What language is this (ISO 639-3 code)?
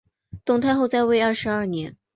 zho